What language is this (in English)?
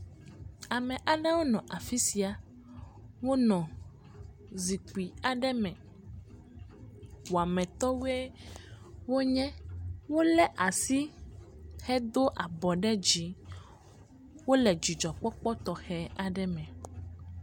Ewe